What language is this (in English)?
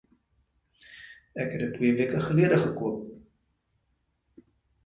Afrikaans